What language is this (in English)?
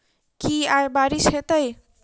Maithili